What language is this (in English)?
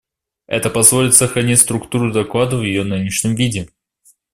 Russian